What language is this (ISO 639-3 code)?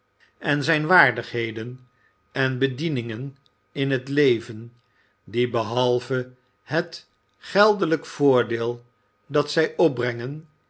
nld